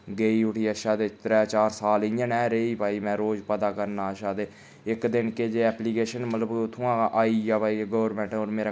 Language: Dogri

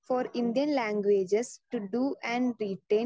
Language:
Malayalam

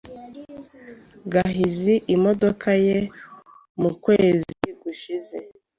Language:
Kinyarwanda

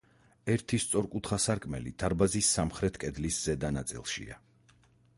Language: Georgian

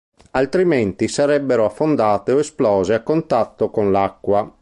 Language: Italian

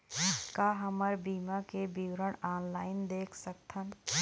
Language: Chhattisgarhi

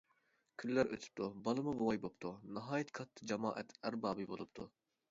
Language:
Uyghur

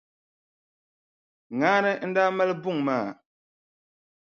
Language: Dagbani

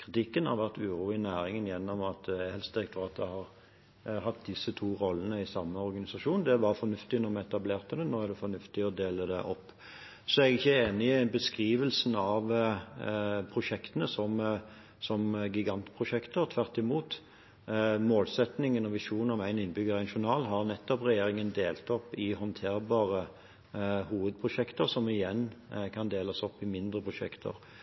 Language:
Norwegian Bokmål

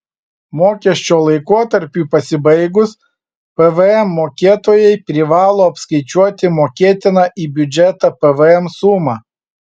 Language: Lithuanian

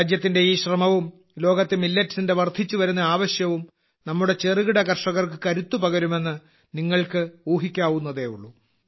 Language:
Malayalam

